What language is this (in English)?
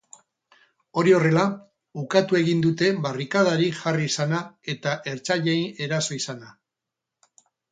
Basque